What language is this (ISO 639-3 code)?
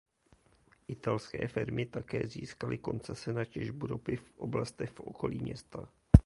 ces